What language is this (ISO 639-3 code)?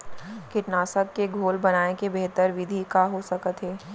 hne